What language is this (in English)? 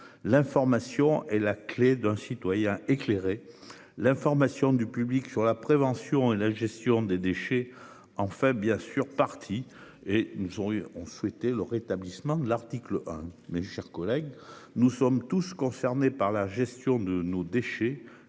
French